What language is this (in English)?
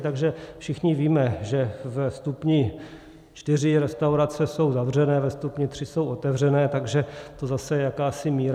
Czech